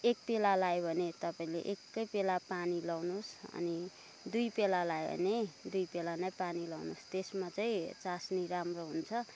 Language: Nepali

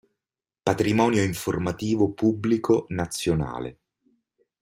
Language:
Italian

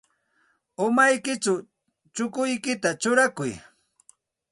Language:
Santa Ana de Tusi Pasco Quechua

